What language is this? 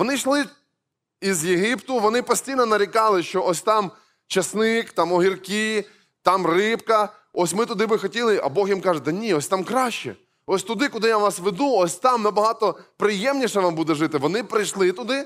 Ukrainian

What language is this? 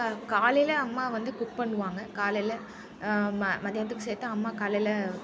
Tamil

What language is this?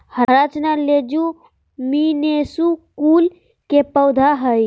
Magahi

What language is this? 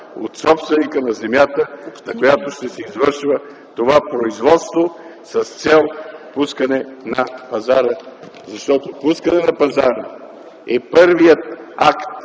Bulgarian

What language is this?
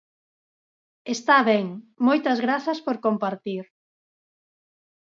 Galician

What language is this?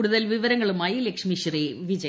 Malayalam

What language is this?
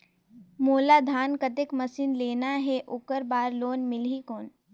Chhattisgarhi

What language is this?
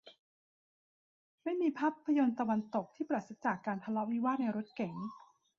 Thai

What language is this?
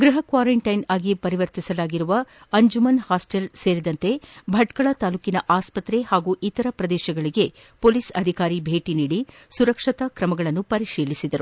Kannada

